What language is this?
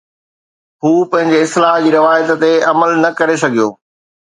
Sindhi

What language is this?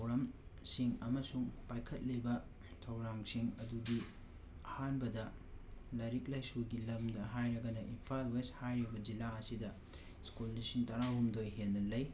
Manipuri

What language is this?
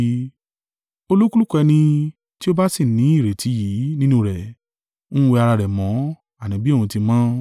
Yoruba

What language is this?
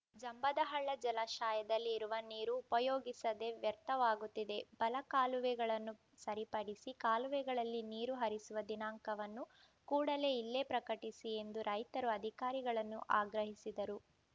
Kannada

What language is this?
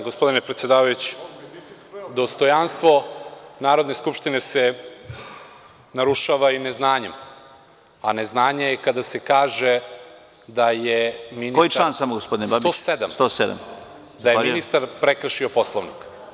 Serbian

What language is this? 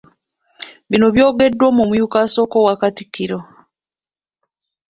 Ganda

